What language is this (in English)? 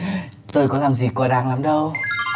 Vietnamese